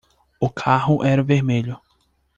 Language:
Portuguese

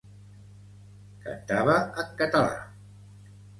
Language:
Catalan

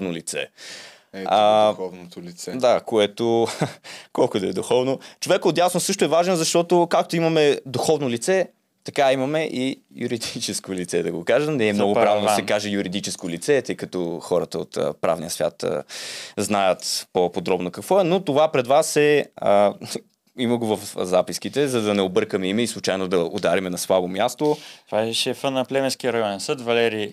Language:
Bulgarian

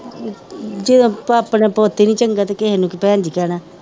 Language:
Punjabi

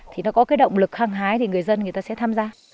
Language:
Vietnamese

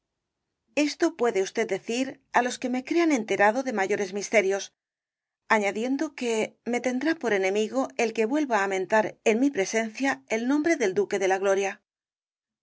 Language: Spanish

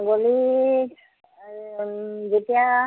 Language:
Assamese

